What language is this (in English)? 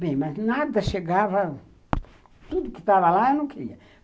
Portuguese